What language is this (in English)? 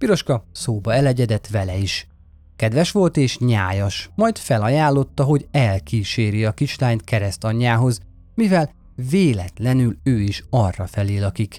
Hungarian